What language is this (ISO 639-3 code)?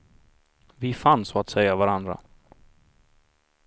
swe